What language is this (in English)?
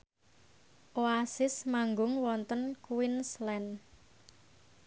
Javanese